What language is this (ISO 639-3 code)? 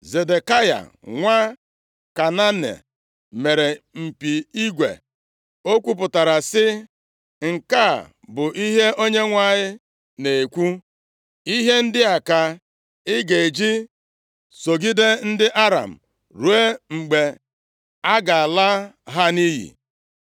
ibo